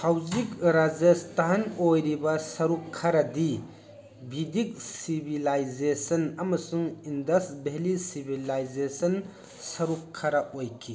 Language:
Manipuri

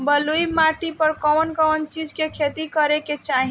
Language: Bhojpuri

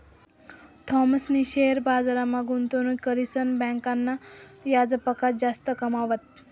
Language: Marathi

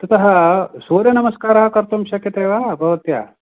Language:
Sanskrit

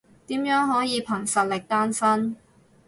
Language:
Cantonese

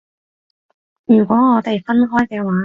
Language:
Cantonese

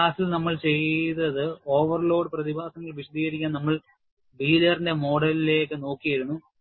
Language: Malayalam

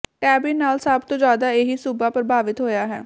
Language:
Punjabi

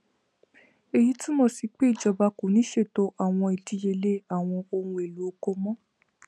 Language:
Yoruba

